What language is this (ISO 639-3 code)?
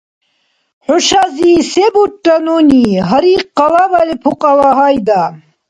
dar